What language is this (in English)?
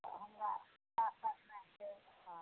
Maithili